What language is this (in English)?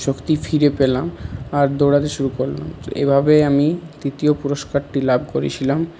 Bangla